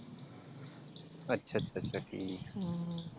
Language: Punjabi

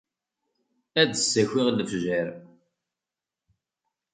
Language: Kabyle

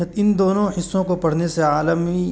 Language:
Urdu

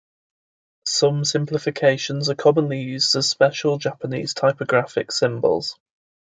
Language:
English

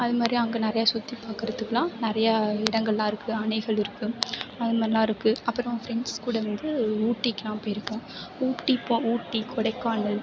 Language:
Tamil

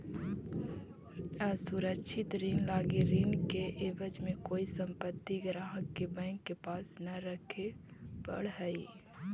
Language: Magahi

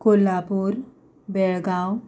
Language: Konkani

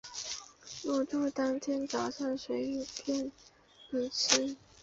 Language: Chinese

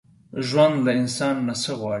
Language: Pashto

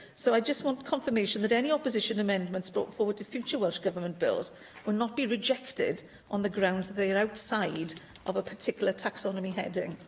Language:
English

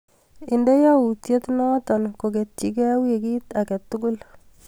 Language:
Kalenjin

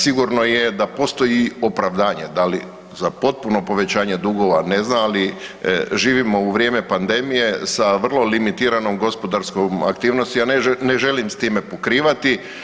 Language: Croatian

